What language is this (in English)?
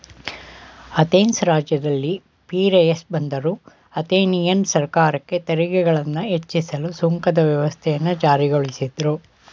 Kannada